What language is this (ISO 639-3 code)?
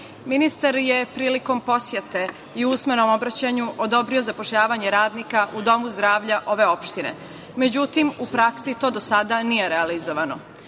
srp